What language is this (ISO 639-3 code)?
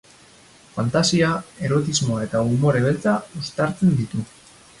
eus